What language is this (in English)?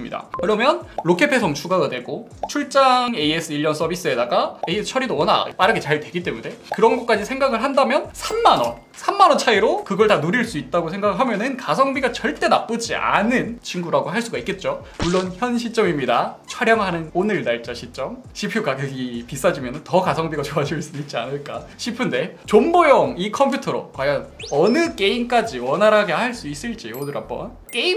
Korean